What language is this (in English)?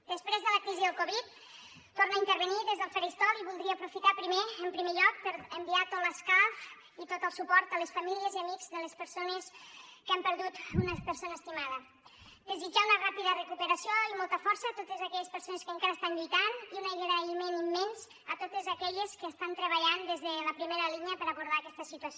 Catalan